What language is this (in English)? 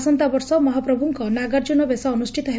Odia